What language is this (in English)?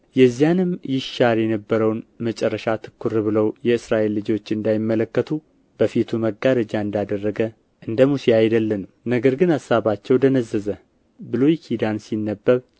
Amharic